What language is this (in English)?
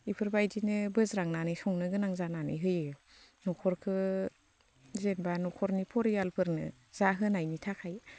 Bodo